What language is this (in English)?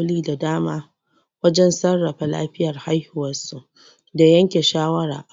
Hausa